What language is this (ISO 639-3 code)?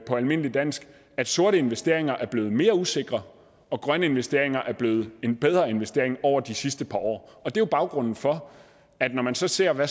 dan